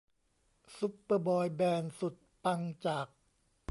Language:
Thai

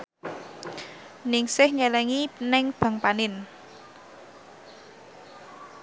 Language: Javanese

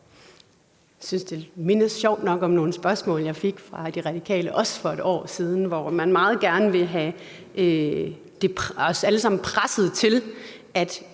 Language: Danish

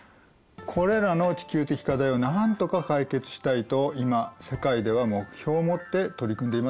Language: Japanese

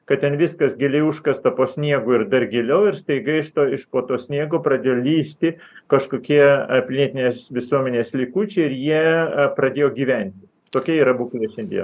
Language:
Lithuanian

